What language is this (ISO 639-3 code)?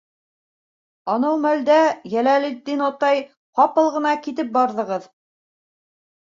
bak